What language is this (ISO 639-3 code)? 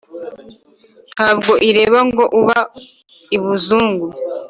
kin